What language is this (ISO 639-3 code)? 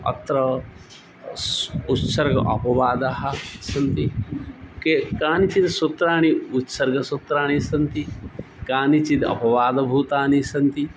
san